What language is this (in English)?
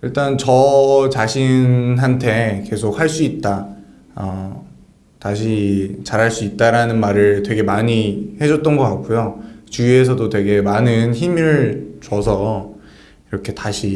Korean